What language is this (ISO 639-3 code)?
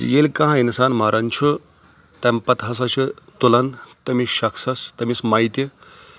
kas